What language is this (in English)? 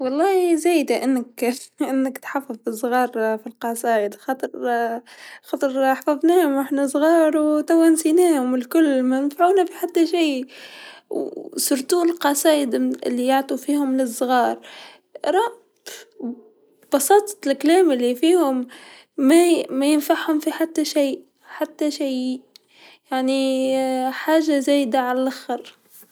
Tunisian Arabic